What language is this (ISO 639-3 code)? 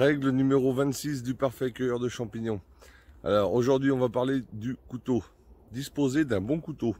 fra